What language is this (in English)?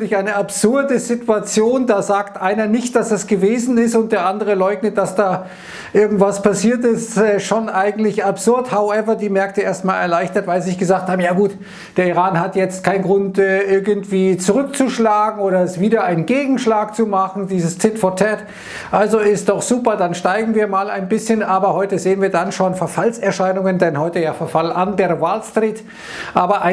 German